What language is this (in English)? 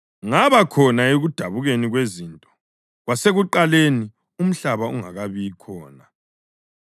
North Ndebele